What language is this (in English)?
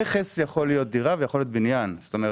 Hebrew